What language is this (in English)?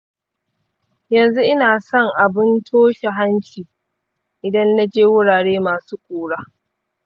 Hausa